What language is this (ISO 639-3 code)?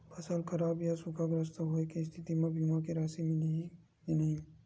hne